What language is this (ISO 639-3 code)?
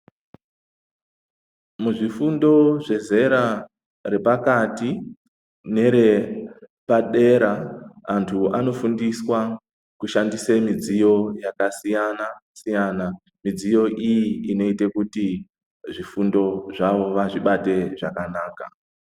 ndc